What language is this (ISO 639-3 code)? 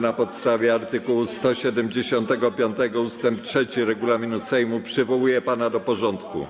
pol